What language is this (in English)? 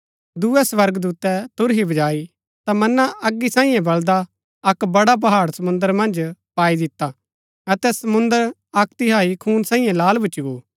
Gaddi